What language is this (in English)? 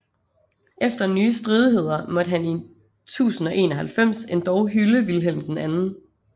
Danish